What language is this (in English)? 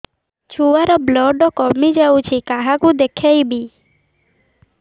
Odia